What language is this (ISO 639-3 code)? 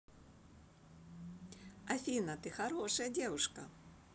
rus